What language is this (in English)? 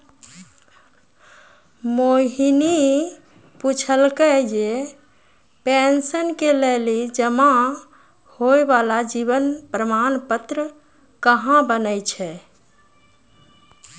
Maithili